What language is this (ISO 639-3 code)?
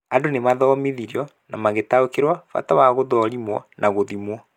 kik